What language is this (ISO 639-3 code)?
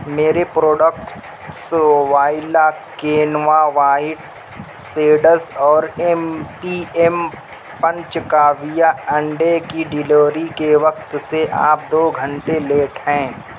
urd